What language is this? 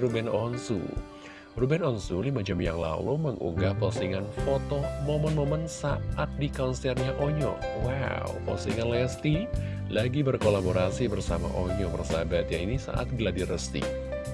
Indonesian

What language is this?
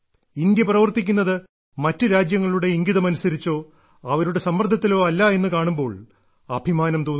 Malayalam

